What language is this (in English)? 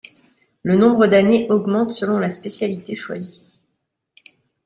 French